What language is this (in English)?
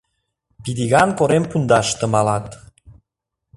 Mari